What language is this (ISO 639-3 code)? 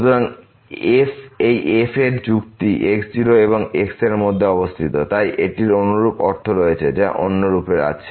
ben